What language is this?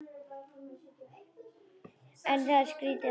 Icelandic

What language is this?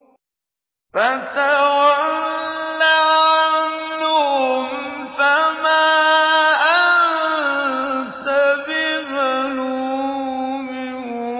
Arabic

